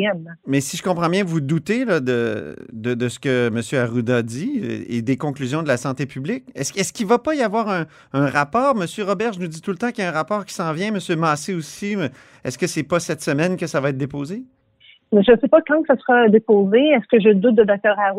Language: French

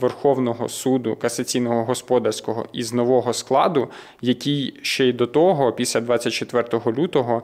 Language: Ukrainian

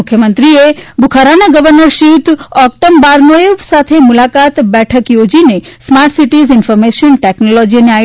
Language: Gujarati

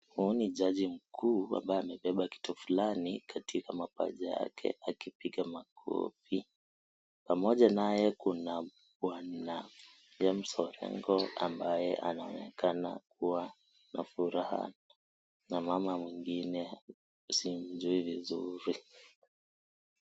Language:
Swahili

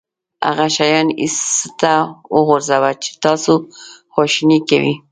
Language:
Pashto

